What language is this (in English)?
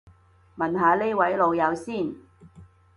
Cantonese